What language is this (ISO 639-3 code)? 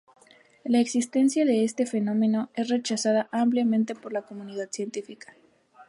spa